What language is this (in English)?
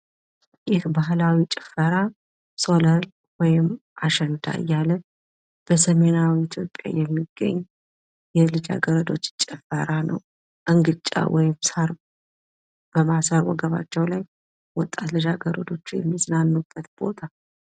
Amharic